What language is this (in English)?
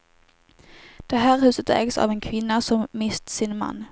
Swedish